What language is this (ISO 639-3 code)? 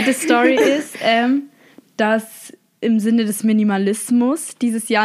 deu